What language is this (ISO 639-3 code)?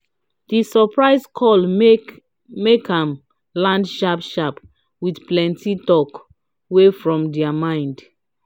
pcm